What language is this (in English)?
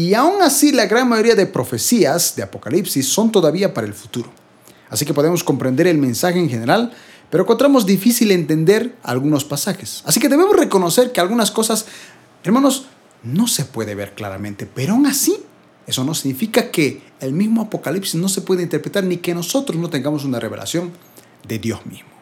Spanish